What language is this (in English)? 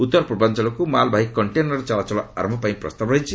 Odia